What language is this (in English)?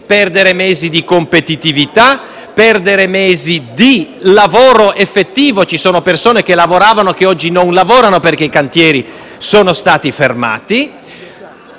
Italian